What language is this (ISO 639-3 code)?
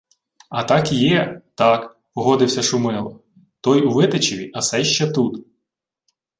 ukr